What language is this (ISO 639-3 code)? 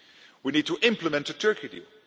eng